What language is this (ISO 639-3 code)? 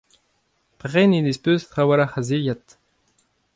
bre